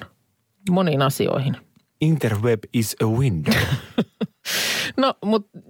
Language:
Finnish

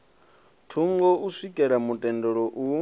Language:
Venda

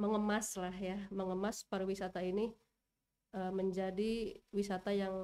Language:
Indonesian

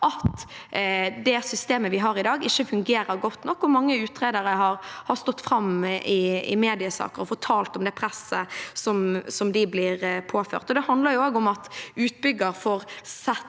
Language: Norwegian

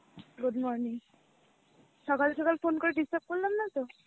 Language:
Bangla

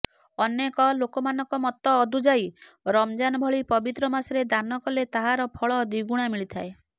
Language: Odia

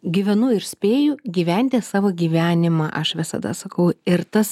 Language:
Lithuanian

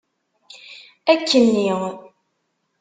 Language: Kabyle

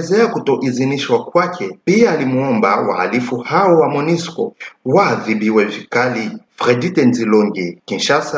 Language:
Swahili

